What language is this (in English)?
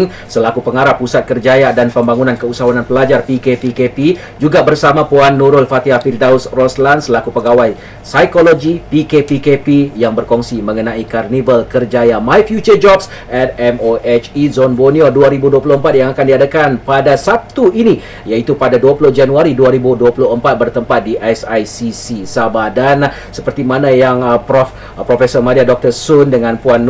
Malay